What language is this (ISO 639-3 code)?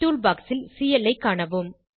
tam